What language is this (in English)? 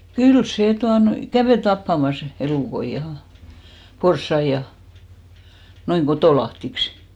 Finnish